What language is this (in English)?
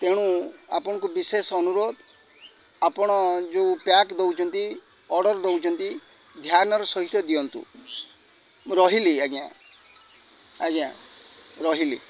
Odia